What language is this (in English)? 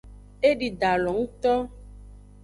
Aja (Benin)